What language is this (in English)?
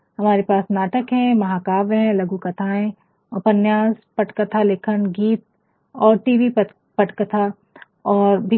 Hindi